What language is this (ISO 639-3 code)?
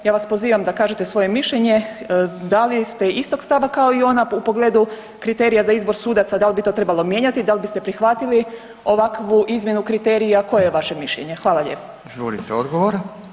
hrv